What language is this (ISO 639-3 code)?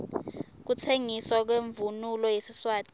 ssw